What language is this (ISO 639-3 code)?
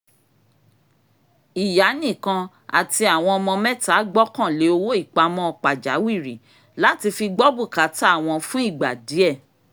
yor